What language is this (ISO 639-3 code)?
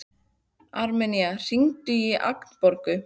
isl